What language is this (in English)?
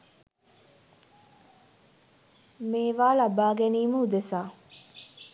Sinhala